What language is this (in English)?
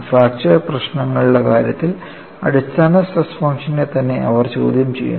Malayalam